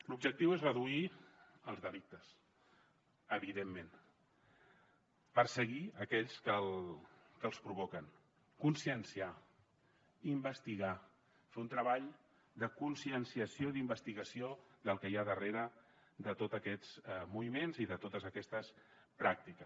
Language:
Catalan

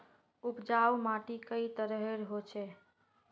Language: Magahi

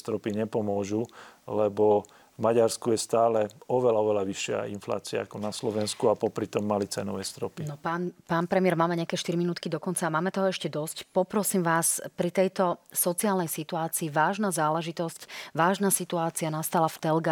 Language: Slovak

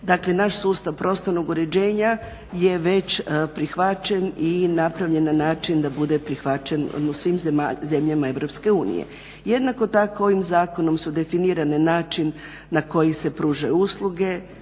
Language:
Croatian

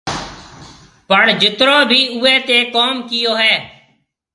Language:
Marwari (Pakistan)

